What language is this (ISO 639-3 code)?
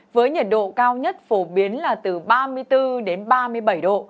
vie